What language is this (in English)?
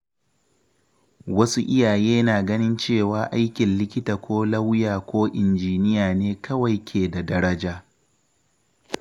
Hausa